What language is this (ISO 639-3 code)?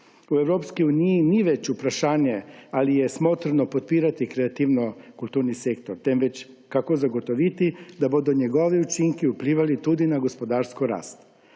slv